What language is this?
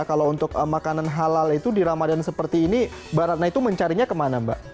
Indonesian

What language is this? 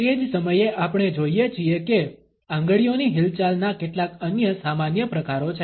Gujarati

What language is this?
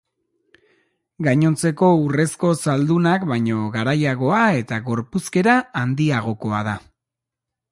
Basque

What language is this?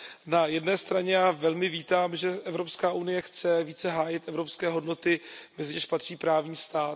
Czech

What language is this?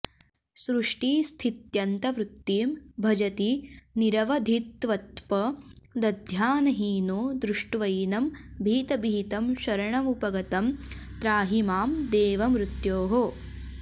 Sanskrit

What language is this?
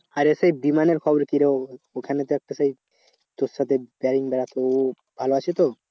Bangla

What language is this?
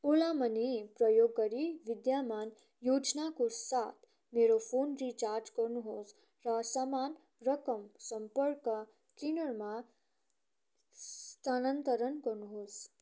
Nepali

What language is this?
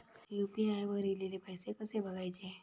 Marathi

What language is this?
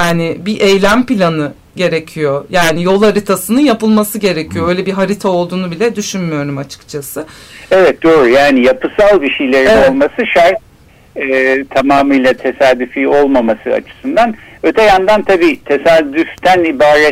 Turkish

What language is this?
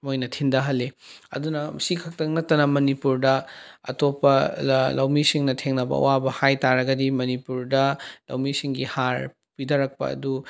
Manipuri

